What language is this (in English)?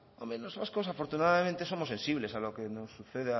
Spanish